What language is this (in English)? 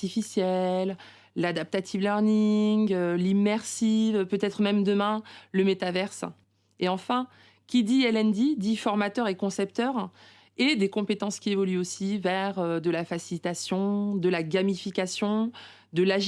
French